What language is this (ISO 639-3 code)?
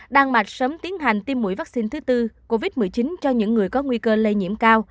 vie